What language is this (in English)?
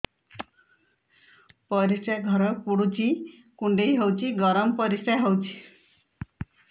Odia